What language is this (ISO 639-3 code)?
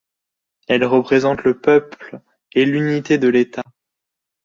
fra